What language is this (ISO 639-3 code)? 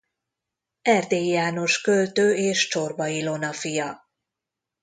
hun